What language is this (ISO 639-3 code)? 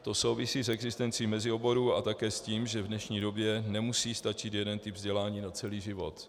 ces